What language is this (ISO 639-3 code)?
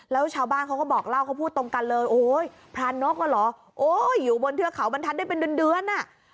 tha